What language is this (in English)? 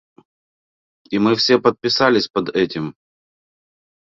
Russian